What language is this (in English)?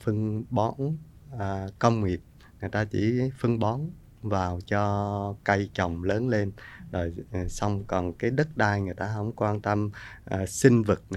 Vietnamese